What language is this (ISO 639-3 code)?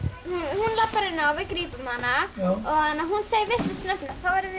isl